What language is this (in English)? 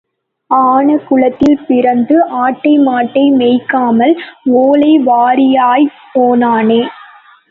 Tamil